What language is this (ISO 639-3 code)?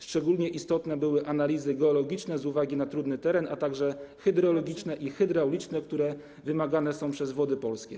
pol